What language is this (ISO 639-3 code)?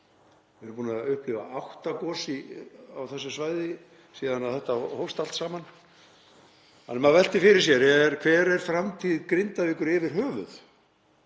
isl